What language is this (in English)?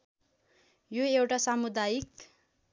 Nepali